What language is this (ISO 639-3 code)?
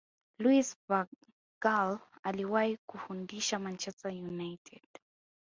swa